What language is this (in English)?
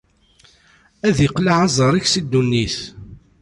Kabyle